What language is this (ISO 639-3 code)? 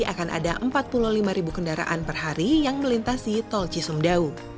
ind